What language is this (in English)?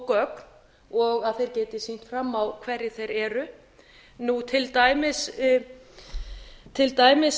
Icelandic